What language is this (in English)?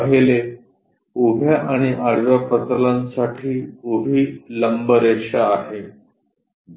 Marathi